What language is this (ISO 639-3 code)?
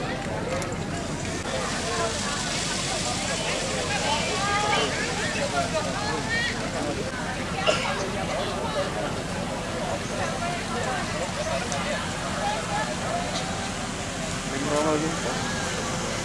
ind